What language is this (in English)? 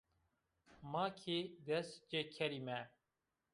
Zaza